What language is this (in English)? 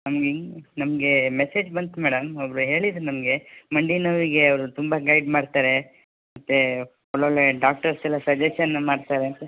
Kannada